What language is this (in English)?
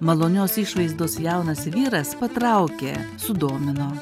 Lithuanian